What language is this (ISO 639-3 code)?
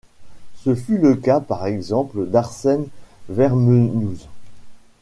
fra